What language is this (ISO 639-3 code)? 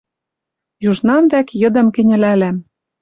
mrj